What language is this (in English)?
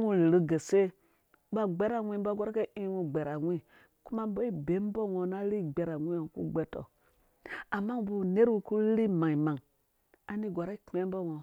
Dũya